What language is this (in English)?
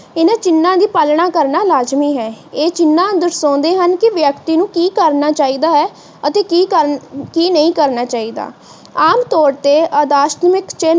Punjabi